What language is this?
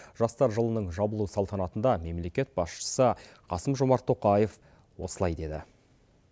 Kazakh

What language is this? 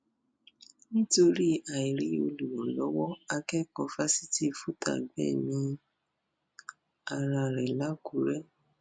Yoruba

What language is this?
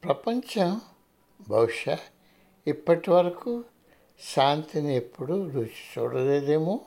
Telugu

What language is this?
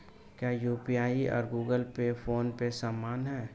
Hindi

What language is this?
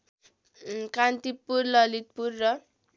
Nepali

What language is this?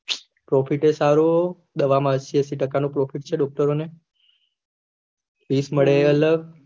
Gujarati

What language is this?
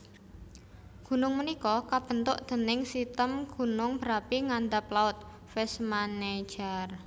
Javanese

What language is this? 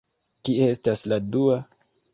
Esperanto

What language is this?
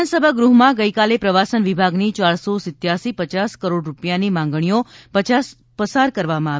Gujarati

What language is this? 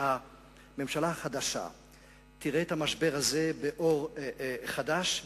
Hebrew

